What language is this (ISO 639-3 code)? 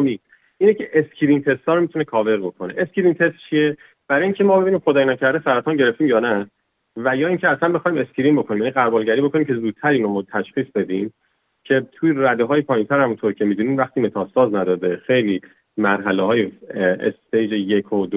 fas